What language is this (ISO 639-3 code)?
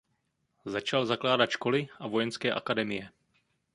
ces